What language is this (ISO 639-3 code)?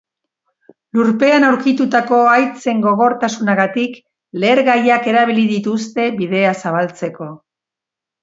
eus